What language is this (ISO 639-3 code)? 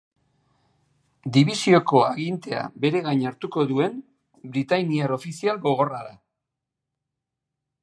eus